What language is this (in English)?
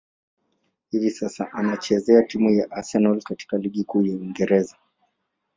Swahili